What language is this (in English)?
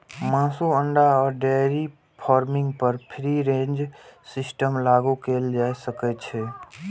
Maithili